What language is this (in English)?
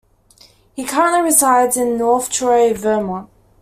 English